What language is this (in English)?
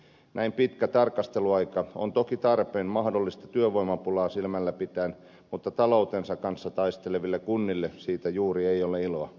Finnish